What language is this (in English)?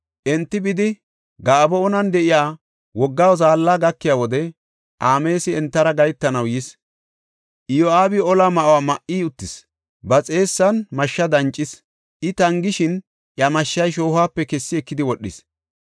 Gofa